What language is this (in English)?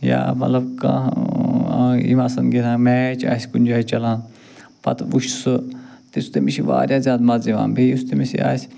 Kashmiri